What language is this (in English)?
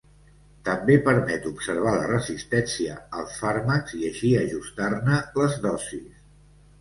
Catalan